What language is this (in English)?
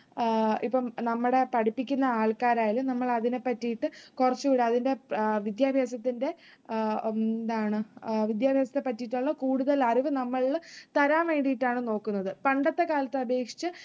Malayalam